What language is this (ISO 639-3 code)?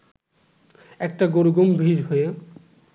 ben